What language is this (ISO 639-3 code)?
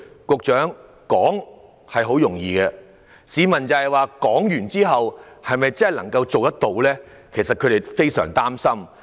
yue